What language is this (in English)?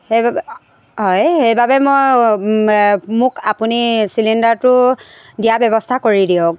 Assamese